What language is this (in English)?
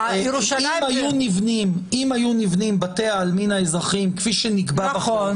Hebrew